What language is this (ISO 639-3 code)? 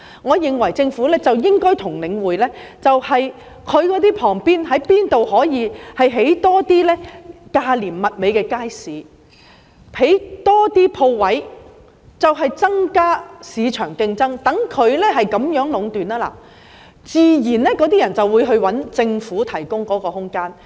yue